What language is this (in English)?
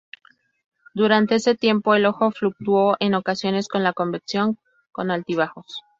Spanish